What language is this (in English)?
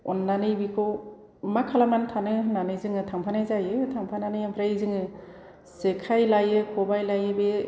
Bodo